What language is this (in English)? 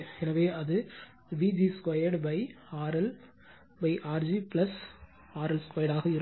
Tamil